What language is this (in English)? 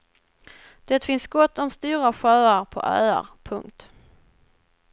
Swedish